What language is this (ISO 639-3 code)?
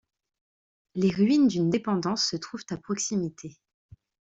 fra